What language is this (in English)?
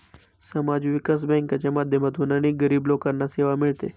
Marathi